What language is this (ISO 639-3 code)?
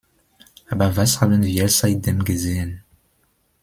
deu